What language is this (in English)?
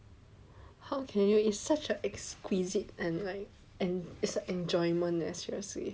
English